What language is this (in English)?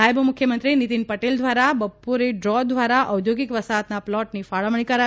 Gujarati